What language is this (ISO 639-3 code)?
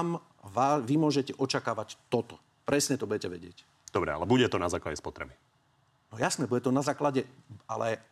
slk